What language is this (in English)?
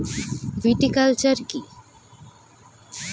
Bangla